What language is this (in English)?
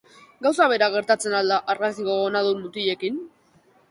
Basque